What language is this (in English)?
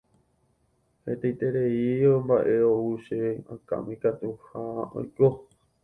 Guarani